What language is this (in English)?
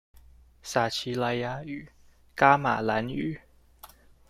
Chinese